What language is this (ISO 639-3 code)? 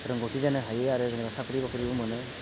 brx